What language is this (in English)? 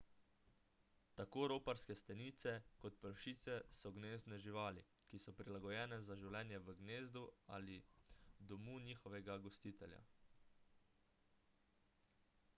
Slovenian